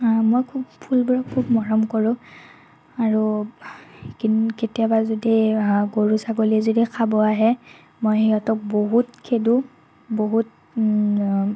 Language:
Assamese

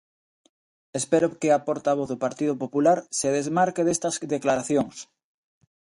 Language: Galician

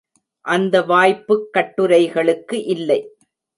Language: Tamil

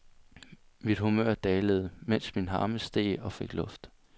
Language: Danish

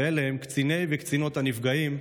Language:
Hebrew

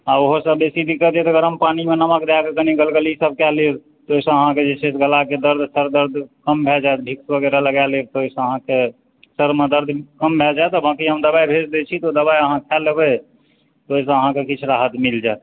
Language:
Maithili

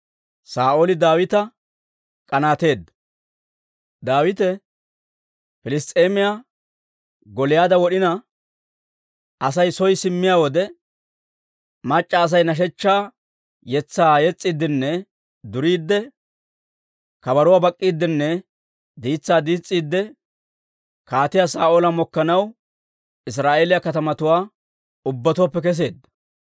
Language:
Dawro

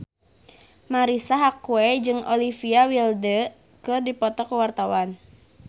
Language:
Sundanese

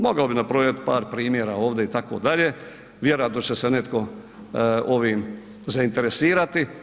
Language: Croatian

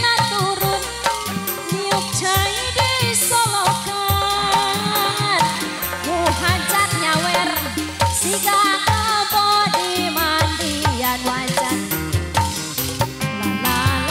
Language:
Indonesian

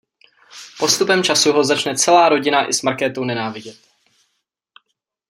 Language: Czech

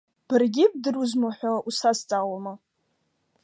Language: Abkhazian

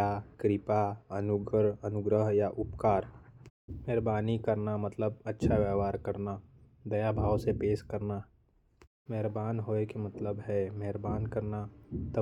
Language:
Korwa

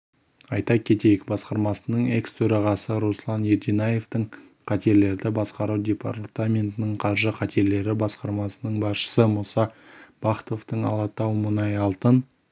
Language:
Kazakh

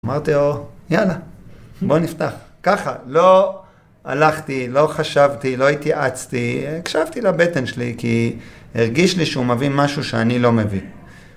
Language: Hebrew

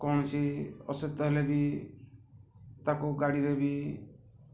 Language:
Odia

